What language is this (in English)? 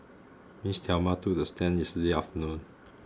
English